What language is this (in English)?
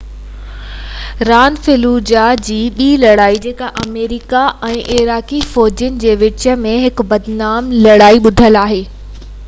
Sindhi